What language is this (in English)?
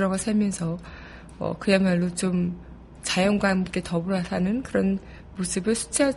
Korean